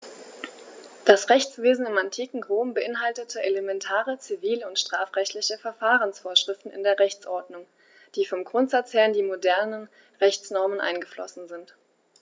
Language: German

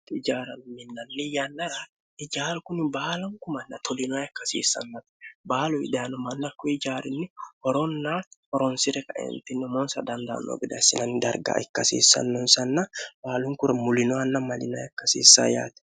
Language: Sidamo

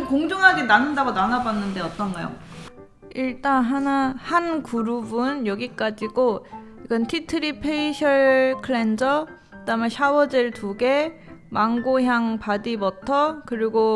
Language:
Korean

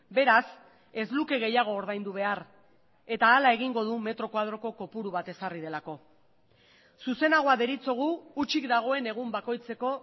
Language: Basque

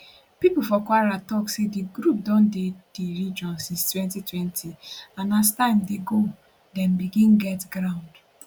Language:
Nigerian Pidgin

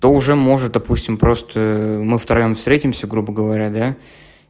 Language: Russian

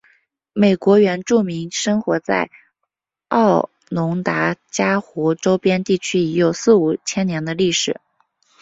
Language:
Chinese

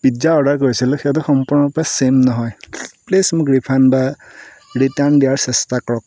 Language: Assamese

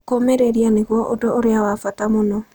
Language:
Kikuyu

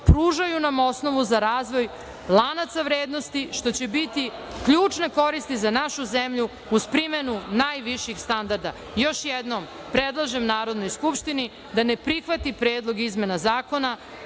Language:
Serbian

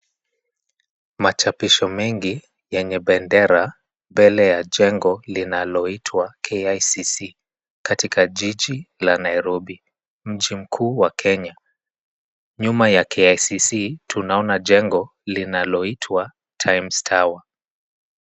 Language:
Swahili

